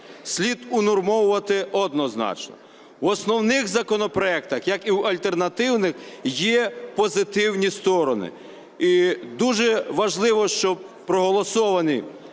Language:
Ukrainian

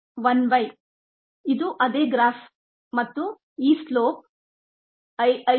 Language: Kannada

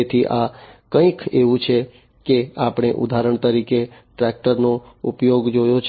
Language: Gujarati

